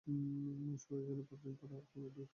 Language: Bangla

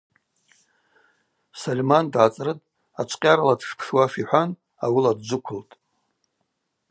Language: Abaza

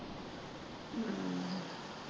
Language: Punjabi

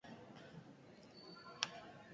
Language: Basque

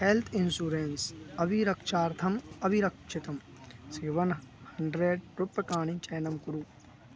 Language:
Sanskrit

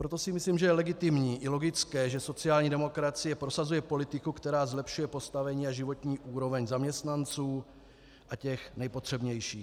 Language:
Czech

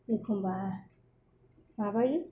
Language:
Bodo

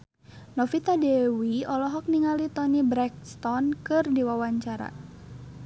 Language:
Sundanese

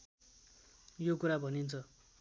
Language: Nepali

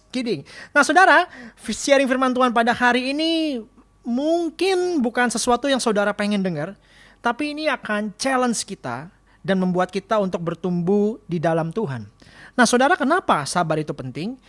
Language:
Indonesian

